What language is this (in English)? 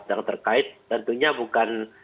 Indonesian